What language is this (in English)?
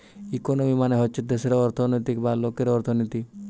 Bangla